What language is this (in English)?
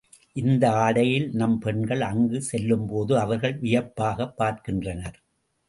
Tamil